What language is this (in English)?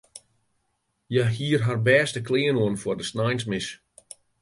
Western Frisian